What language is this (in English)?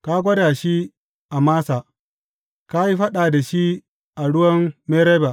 Hausa